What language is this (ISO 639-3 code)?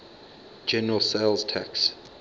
eng